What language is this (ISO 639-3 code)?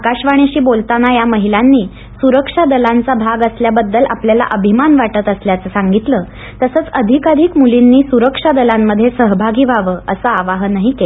mar